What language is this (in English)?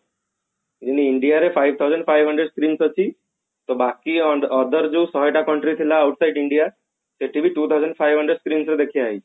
Odia